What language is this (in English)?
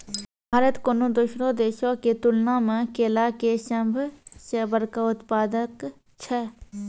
Maithili